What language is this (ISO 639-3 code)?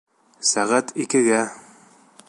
bak